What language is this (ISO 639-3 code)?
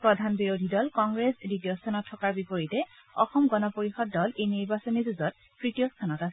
asm